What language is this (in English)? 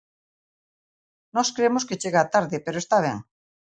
Galician